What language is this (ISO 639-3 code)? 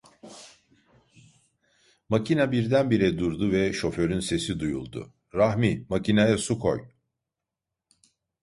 tur